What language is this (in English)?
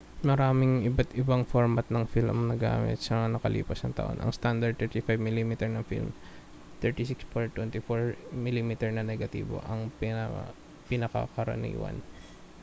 Filipino